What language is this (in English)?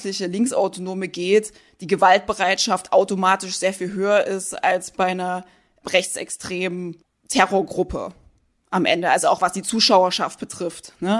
German